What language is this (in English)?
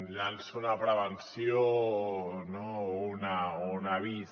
Catalan